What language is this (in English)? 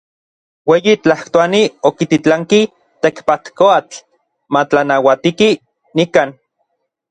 Orizaba Nahuatl